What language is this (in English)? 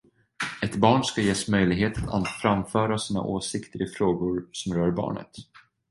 Swedish